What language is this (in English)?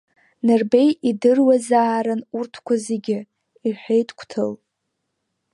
Abkhazian